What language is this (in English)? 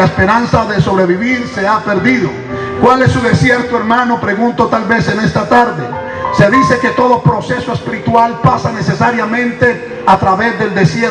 Spanish